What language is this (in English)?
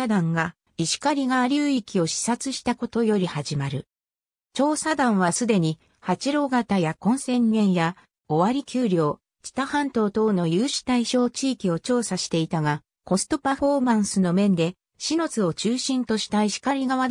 Japanese